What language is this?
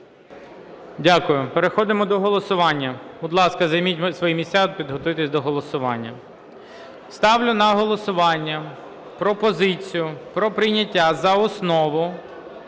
Ukrainian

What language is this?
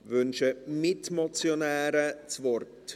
Swiss German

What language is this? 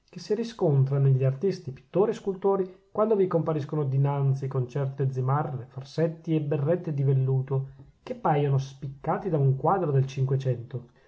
Italian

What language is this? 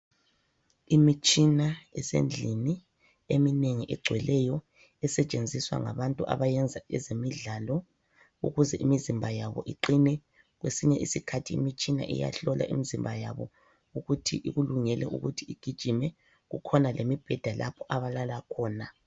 North Ndebele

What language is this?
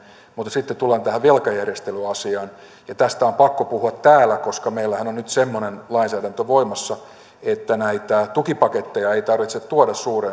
Finnish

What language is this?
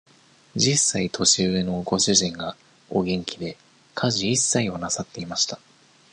Japanese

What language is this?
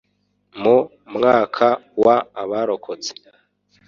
Kinyarwanda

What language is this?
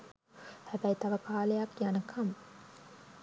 Sinhala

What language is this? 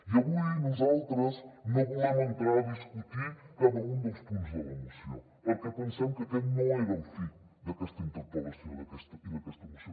Catalan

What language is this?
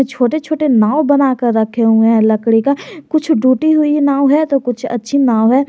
Hindi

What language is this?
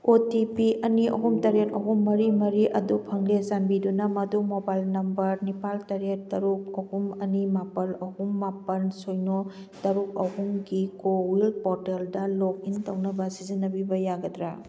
Manipuri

